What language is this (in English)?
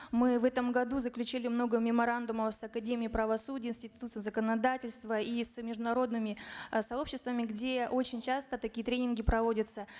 Kazakh